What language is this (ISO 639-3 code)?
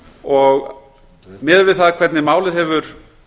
isl